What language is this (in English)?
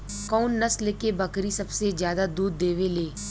Bhojpuri